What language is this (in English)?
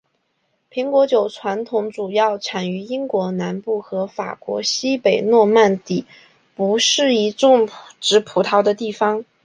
Chinese